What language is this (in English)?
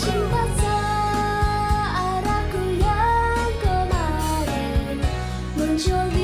Indonesian